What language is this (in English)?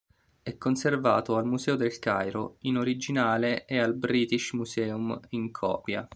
Italian